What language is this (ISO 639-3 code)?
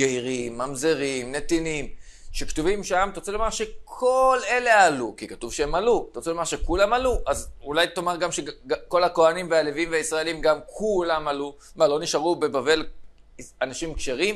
heb